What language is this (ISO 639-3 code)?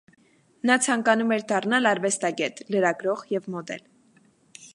hye